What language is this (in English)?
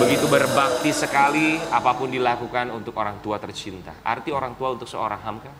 Indonesian